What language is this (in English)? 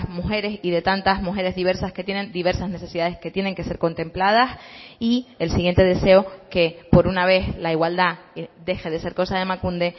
Spanish